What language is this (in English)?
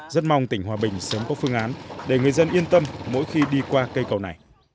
Vietnamese